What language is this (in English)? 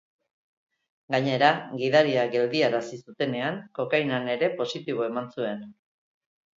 Basque